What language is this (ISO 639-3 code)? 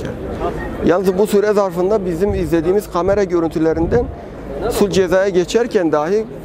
tur